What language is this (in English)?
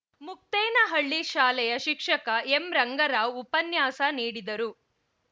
Kannada